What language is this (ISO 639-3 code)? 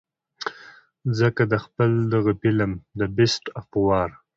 pus